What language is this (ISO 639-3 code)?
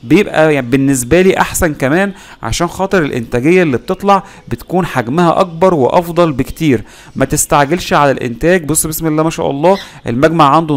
ara